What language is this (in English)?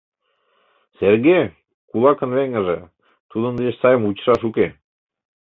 Mari